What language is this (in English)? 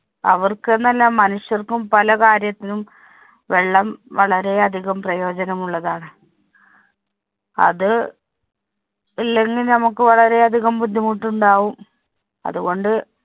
Malayalam